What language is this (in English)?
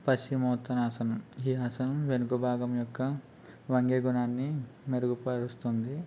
Telugu